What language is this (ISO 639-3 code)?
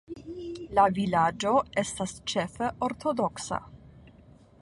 epo